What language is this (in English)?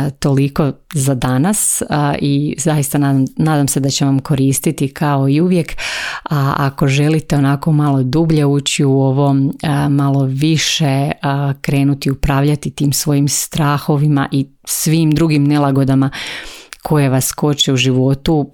Croatian